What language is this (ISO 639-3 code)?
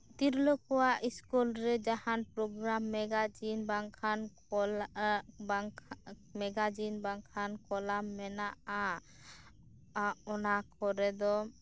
sat